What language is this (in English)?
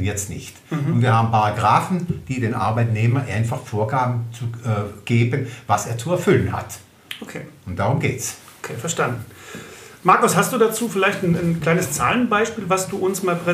German